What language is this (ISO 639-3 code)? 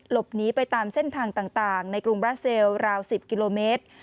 tha